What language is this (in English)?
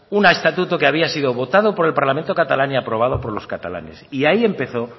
Spanish